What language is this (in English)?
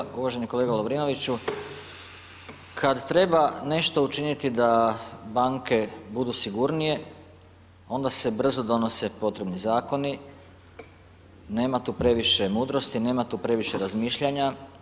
Croatian